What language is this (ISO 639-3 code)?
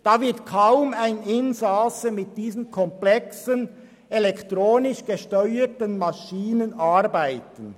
gsw